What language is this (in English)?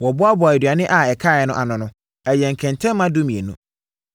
Akan